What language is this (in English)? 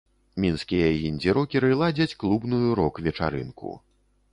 Belarusian